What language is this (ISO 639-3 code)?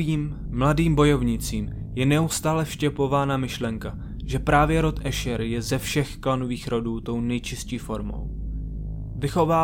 ces